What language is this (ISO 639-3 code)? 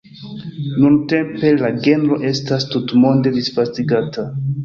epo